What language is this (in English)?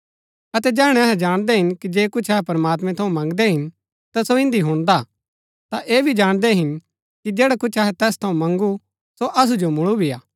Gaddi